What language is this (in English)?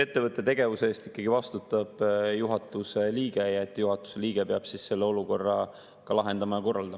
Estonian